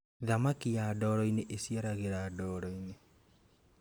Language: Kikuyu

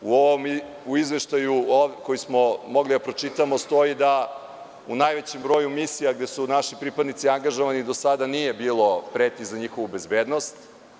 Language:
Serbian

